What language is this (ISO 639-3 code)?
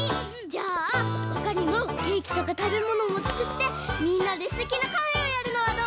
jpn